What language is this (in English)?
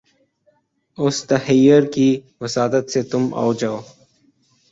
Urdu